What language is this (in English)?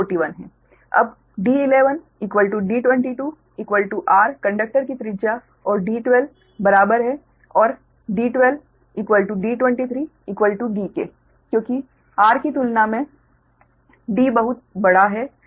Hindi